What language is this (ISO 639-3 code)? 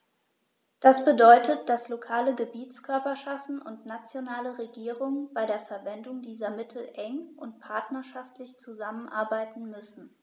deu